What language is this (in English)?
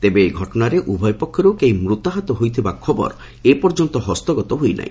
Odia